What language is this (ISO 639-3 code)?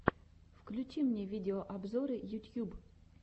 rus